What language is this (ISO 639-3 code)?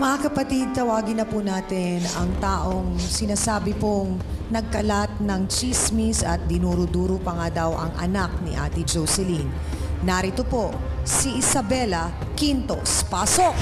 fil